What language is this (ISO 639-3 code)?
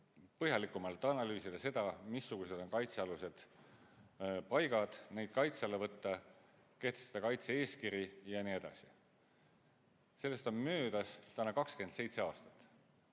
est